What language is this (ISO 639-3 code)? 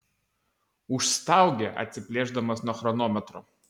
lit